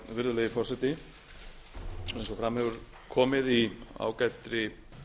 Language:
Icelandic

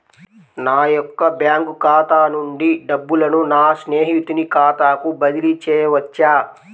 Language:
Telugu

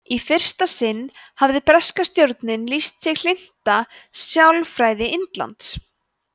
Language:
Icelandic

